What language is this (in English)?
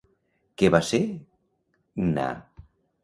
Catalan